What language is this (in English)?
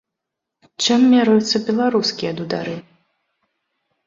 Belarusian